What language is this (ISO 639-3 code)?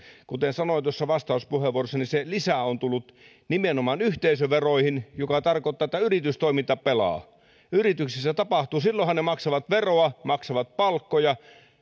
fin